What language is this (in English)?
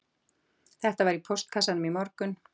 Icelandic